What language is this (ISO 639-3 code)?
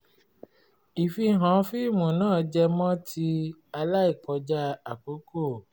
yor